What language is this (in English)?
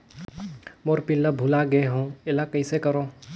Chhattisgarhi